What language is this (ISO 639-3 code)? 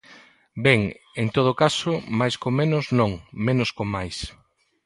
glg